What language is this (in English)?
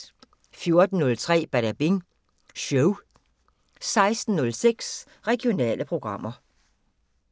Danish